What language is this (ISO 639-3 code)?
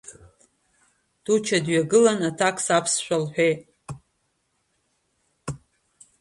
abk